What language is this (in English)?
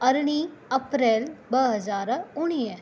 Sindhi